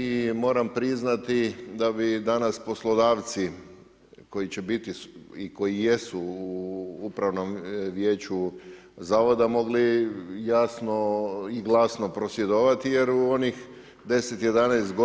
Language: Croatian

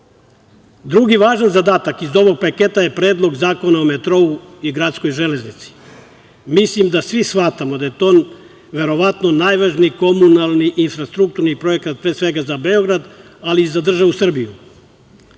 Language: Serbian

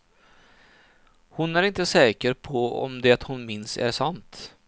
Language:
Swedish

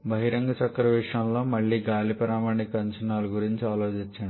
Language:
Telugu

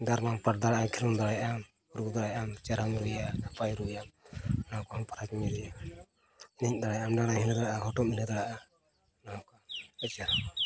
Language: Santali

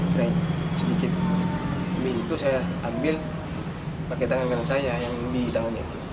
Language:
Indonesian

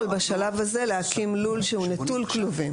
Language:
Hebrew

